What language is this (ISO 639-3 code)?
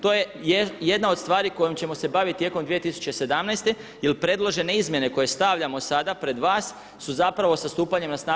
hrv